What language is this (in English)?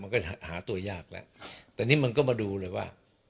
Thai